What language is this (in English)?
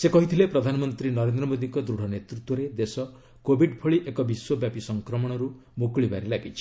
Odia